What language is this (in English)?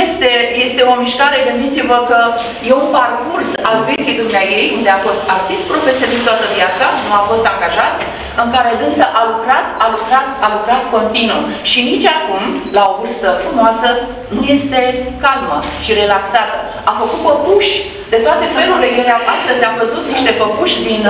Romanian